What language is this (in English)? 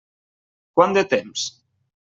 Catalan